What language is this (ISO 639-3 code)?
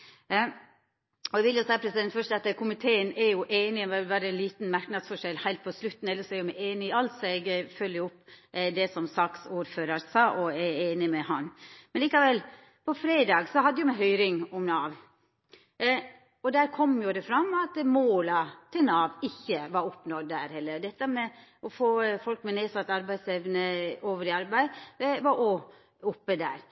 nno